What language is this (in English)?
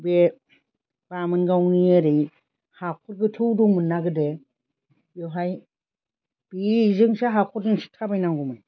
Bodo